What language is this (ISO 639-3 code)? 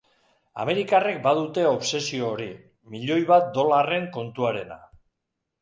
eus